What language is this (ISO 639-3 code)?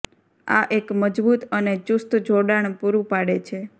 guj